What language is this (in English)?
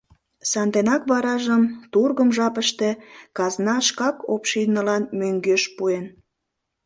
Mari